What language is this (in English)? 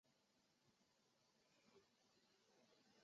Chinese